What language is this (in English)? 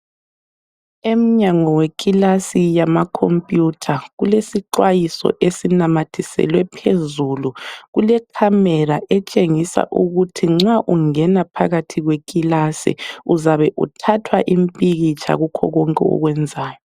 North Ndebele